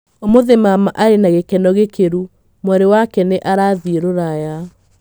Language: Kikuyu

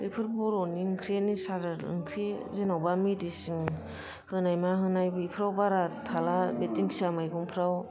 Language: Bodo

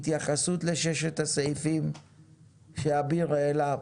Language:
Hebrew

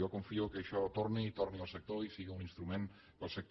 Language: Catalan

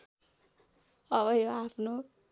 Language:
Nepali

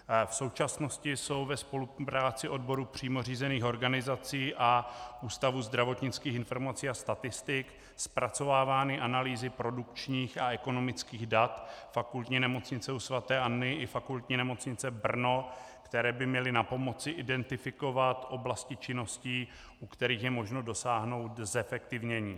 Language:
Czech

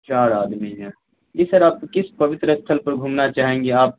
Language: Urdu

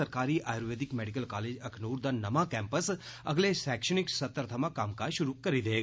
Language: Dogri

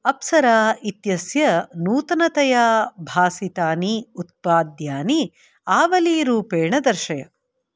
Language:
Sanskrit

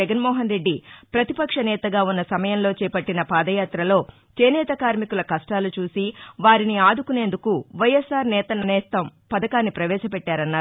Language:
Telugu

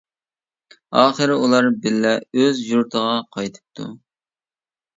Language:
Uyghur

